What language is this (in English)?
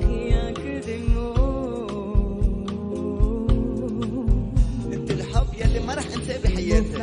French